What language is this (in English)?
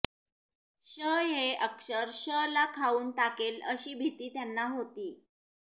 Marathi